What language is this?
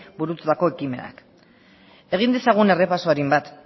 Basque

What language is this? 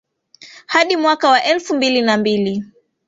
Swahili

